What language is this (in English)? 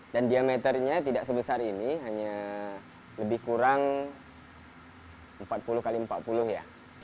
Indonesian